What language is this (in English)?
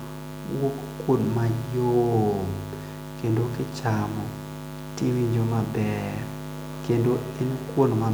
Luo (Kenya and Tanzania)